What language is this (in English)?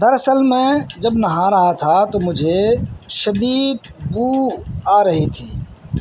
Urdu